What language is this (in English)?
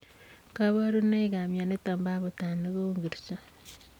Kalenjin